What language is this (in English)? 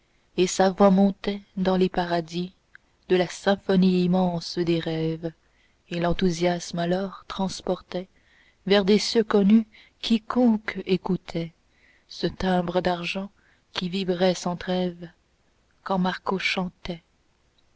French